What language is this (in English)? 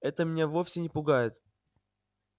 Russian